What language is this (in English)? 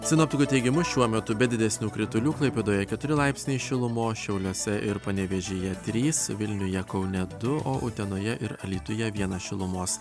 Lithuanian